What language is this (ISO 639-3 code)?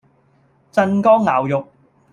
yue